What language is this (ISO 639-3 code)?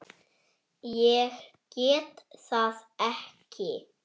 isl